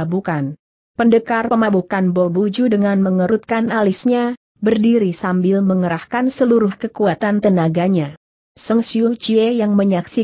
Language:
Indonesian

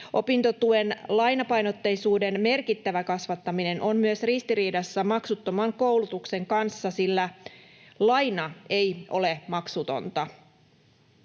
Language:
Finnish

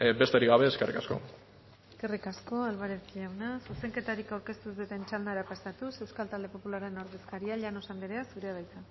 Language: Basque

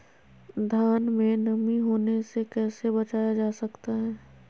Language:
Magahi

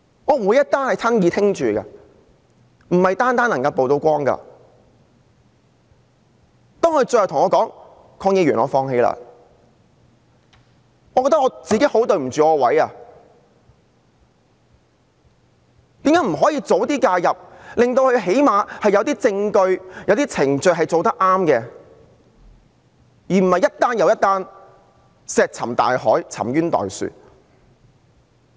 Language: Cantonese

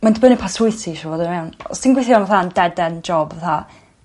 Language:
Welsh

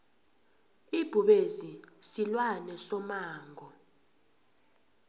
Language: South Ndebele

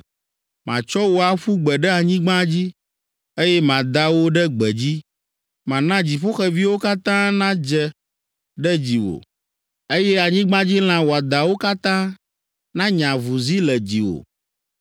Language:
Ewe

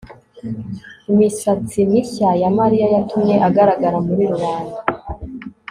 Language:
Kinyarwanda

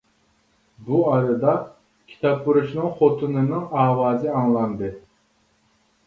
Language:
Uyghur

